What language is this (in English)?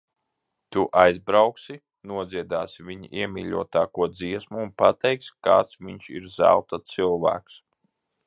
Latvian